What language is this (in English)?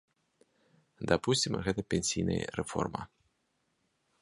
Belarusian